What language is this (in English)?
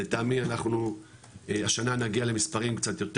Hebrew